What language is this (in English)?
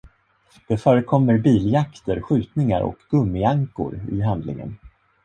Swedish